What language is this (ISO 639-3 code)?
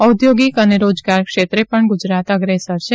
guj